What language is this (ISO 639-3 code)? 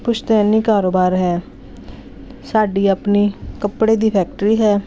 pan